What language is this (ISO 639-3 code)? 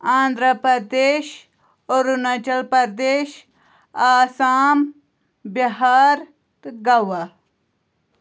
kas